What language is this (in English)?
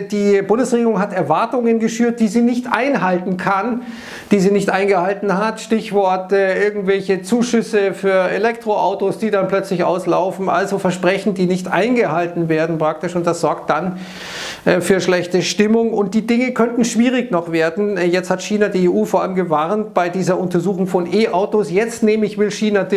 German